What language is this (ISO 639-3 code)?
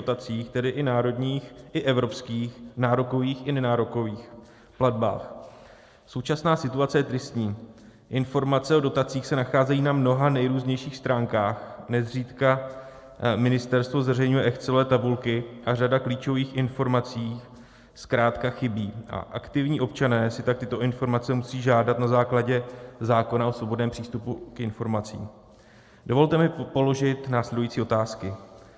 ces